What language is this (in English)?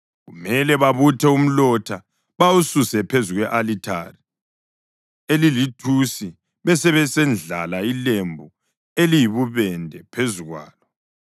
North Ndebele